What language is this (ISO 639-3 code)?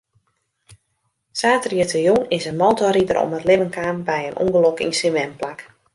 fry